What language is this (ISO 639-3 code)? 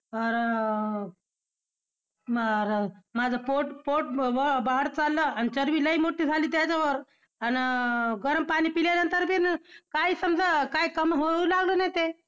mar